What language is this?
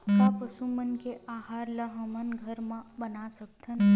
Chhattisgarhi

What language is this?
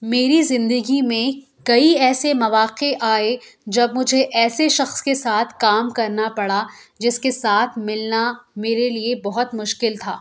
Urdu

